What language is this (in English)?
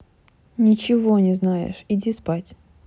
Russian